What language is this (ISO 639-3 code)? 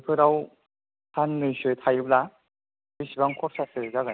brx